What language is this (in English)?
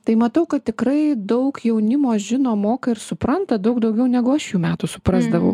Lithuanian